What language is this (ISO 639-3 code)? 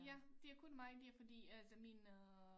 dan